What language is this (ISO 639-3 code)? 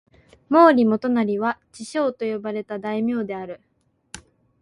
jpn